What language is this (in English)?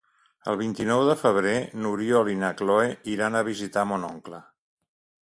Catalan